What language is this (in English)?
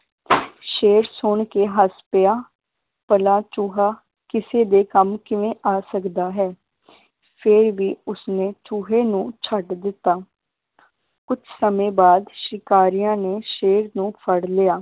Punjabi